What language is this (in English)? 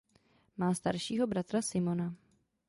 Czech